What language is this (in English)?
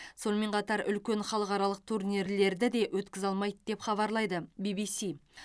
Kazakh